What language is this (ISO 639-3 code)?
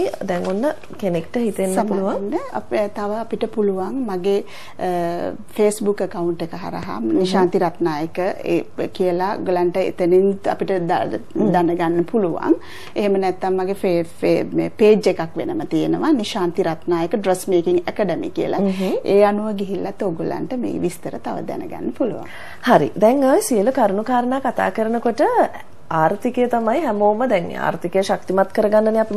kor